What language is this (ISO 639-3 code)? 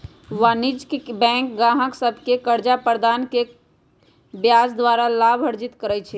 mag